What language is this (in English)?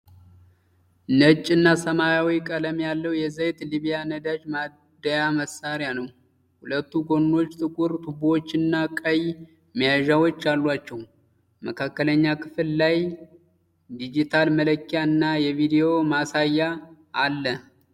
Amharic